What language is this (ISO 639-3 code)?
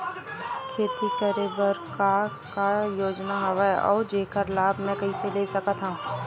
hne